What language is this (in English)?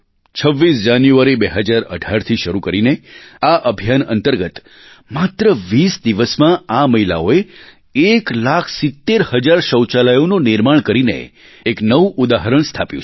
Gujarati